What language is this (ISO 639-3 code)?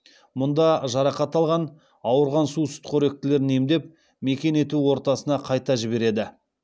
kaz